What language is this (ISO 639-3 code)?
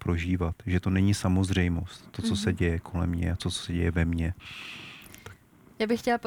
ces